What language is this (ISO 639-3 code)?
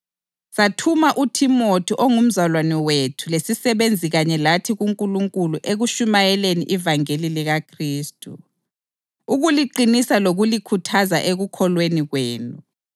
nde